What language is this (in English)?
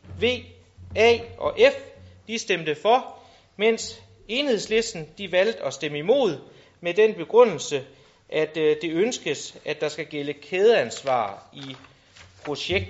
Danish